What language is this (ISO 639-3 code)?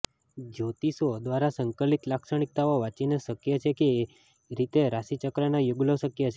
guj